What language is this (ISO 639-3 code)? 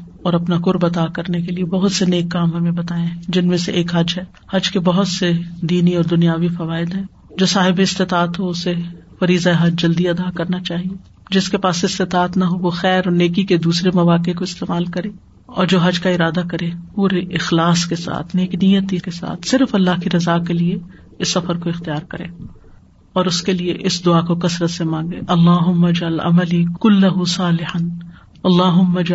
urd